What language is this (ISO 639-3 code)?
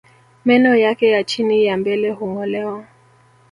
swa